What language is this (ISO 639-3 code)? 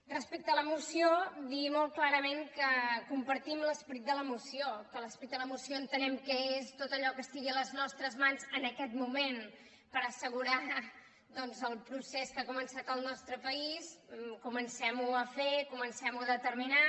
cat